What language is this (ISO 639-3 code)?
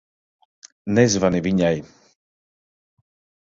lav